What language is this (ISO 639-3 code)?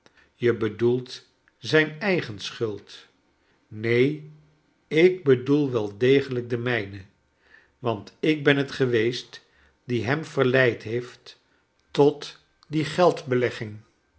nld